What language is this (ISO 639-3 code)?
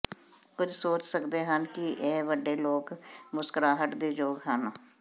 pan